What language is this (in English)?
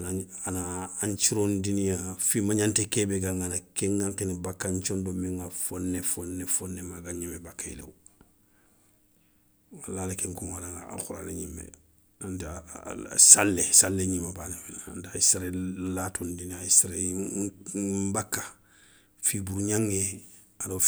Soninke